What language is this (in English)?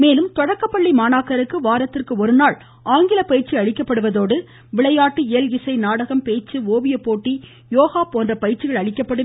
Tamil